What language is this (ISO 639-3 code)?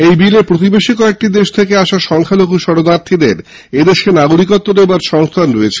ben